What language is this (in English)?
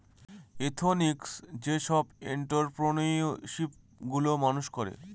Bangla